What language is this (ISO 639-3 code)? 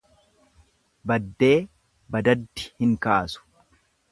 orm